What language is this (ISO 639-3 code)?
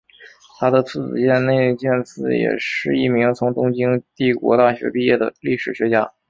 zho